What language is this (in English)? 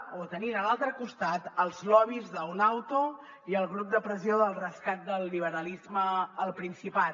Catalan